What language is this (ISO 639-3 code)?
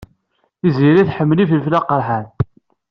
kab